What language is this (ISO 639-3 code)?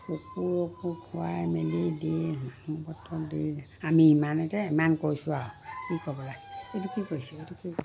asm